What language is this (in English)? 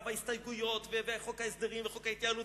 Hebrew